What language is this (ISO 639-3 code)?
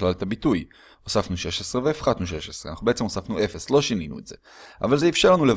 heb